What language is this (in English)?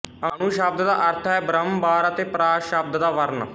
Punjabi